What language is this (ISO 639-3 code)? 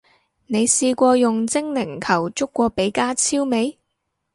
yue